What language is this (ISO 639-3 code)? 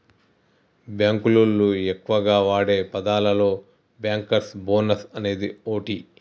tel